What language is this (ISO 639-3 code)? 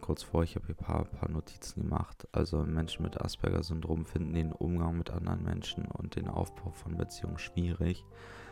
deu